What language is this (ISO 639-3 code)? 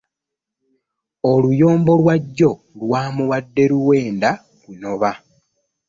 lug